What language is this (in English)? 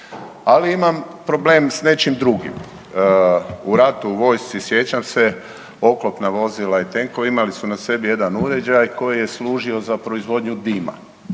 Croatian